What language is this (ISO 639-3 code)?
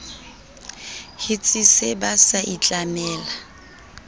sot